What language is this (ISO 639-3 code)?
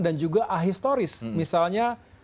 ind